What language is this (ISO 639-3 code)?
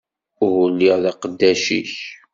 kab